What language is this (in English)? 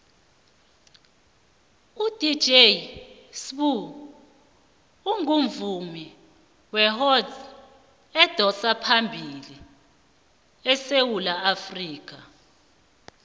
South Ndebele